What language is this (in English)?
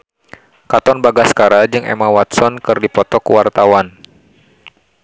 Sundanese